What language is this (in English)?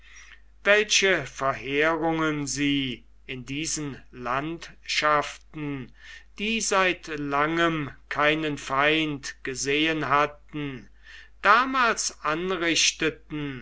German